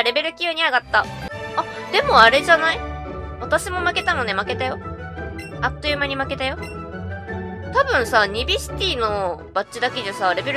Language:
Japanese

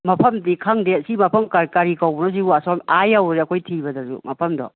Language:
Manipuri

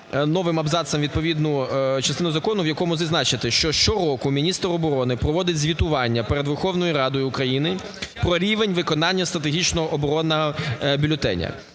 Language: Ukrainian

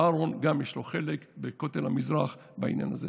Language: Hebrew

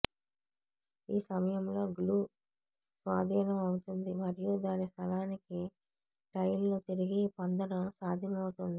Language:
Telugu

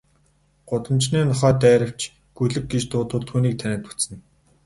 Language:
Mongolian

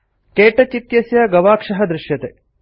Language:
Sanskrit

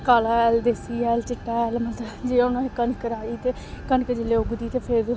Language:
Dogri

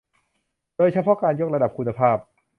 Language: Thai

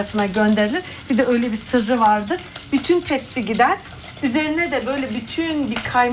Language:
Turkish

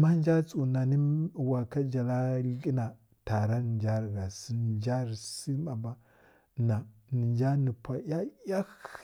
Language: Kirya-Konzəl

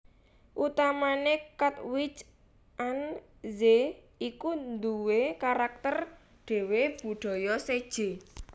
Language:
Javanese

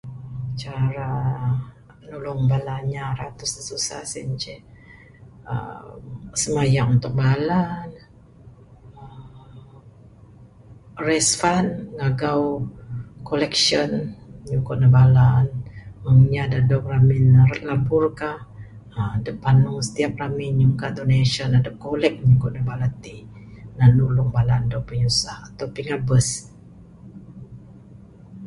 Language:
Bukar-Sadung Bidayuh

